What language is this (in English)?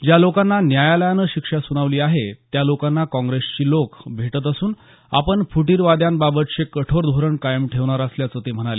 Marathi